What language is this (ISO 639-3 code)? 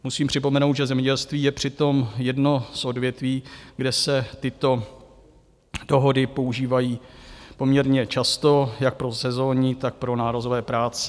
ces